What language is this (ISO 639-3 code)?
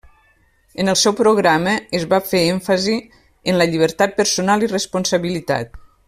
cat